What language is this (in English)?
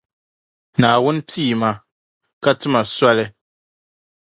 Dagbani